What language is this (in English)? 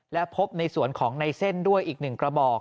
Thai